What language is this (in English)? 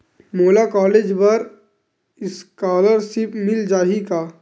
Chhattisgarhi